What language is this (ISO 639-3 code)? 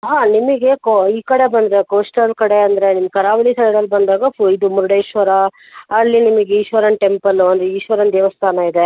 kan